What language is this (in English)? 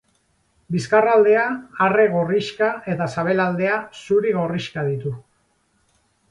Basque